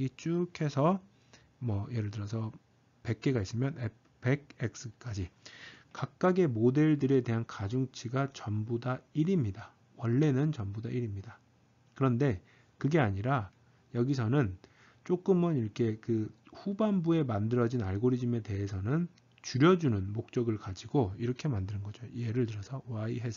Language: Korean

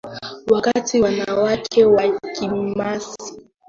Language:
Swahili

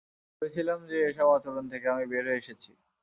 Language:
Bangla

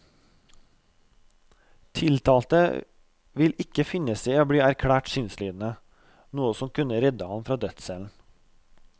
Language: Norwegian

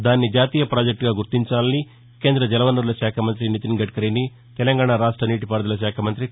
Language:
Telugu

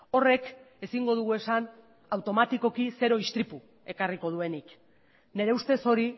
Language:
Basque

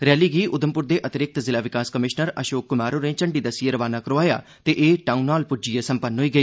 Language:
Dogri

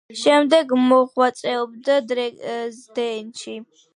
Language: Georgian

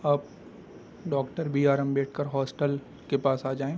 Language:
Urdu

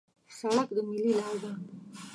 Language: Pashto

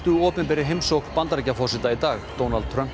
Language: Icelandic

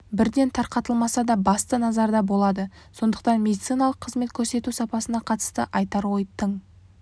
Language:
Kazakh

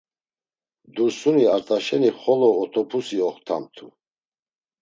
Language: Laz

